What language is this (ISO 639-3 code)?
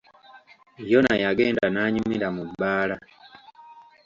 lug